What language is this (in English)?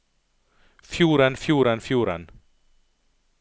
Norwegian